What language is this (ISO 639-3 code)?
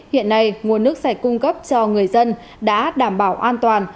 vie